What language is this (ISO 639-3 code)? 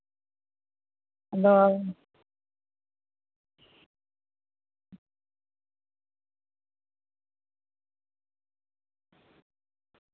sat